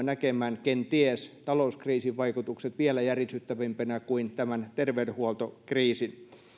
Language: Finnish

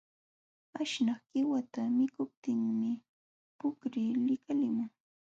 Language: Jauja Wanca Quechua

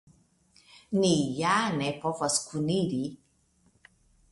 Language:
Esperanto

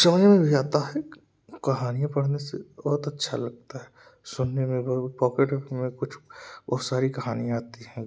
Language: Hindi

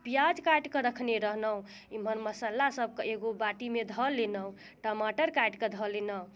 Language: Maithili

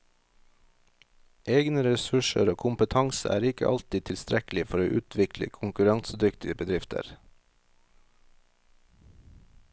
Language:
Norwegian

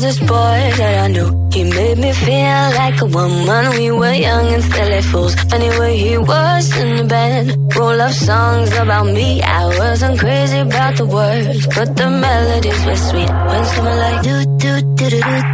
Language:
Greek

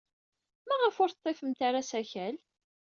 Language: Kabyle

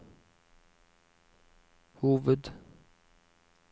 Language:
Norwegian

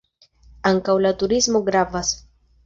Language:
Esperanto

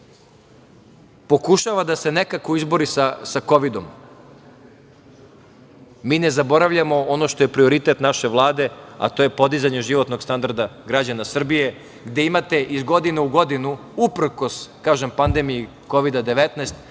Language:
Serbian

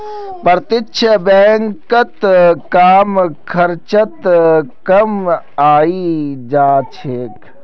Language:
Magahi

